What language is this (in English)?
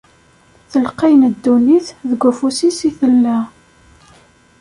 Kabyle